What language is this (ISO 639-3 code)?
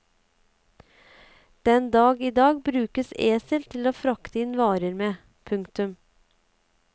nor